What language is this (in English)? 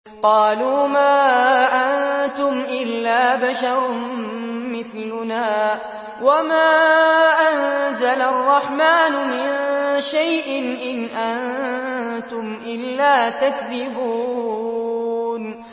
Arabic